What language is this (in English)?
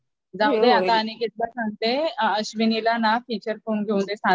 Marathi